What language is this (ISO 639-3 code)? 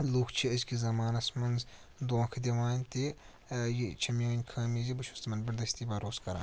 kas